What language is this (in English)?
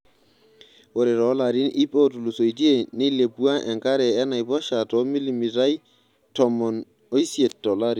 Masai